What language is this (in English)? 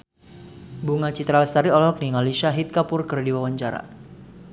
Sundanese